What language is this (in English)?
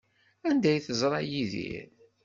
Kabyle